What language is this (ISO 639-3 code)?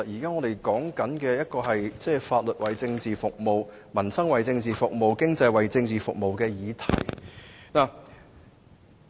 yue